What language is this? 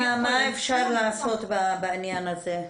Hebrew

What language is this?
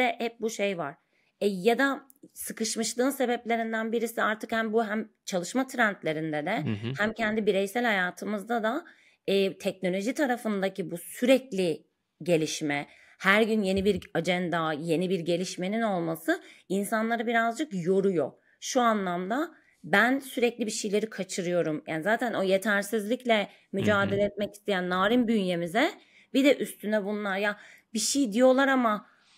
Turkish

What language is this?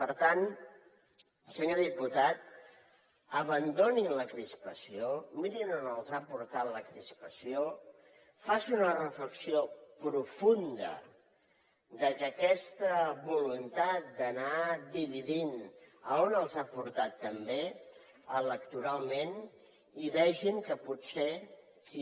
Catalan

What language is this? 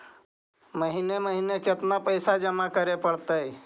Magahi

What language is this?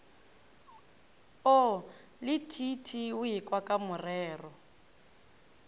Northern Sotho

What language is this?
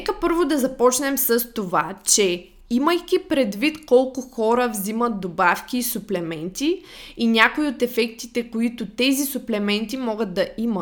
Bulgarian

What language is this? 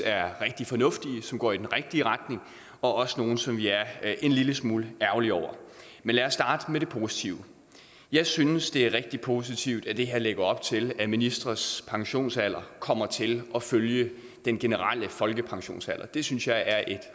Danish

